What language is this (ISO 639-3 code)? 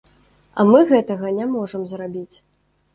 bel